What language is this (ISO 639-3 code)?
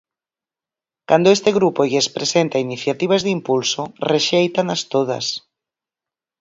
glg